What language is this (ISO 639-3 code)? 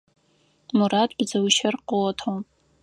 ady